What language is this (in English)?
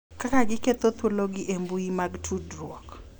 Luo (Kenya and Tanzania)